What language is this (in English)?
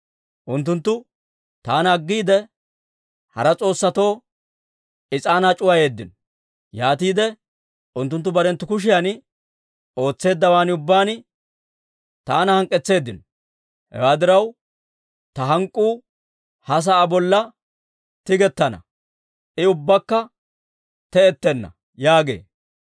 Dawro